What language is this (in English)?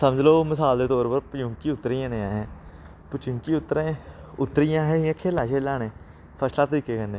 Dogri